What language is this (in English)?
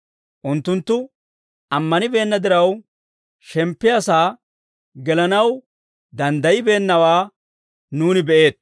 Dawro